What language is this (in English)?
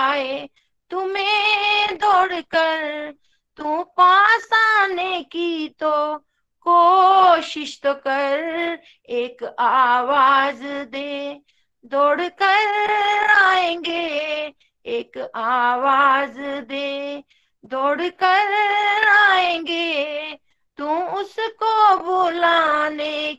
Hindi